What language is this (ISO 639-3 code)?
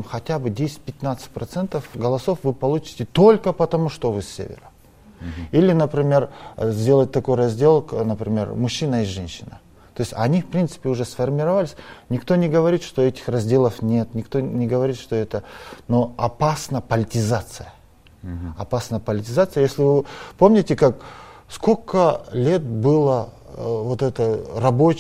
rus